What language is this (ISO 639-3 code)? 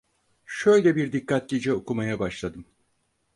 tur